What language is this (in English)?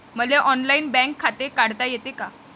Marathi